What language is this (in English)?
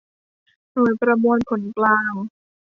Thai